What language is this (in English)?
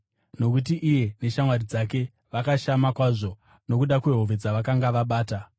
Shona